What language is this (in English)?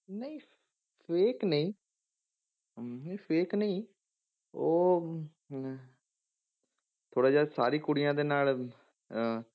Punjabi